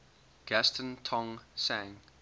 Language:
English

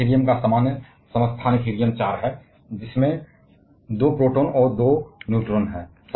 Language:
Hindi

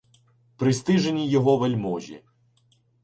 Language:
Ukrainian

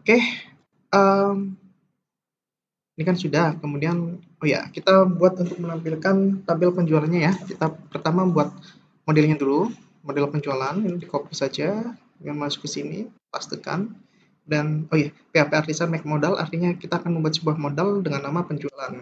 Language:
Indonesian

